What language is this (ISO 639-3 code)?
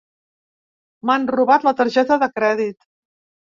cat